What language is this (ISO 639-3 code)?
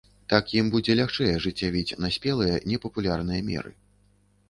bel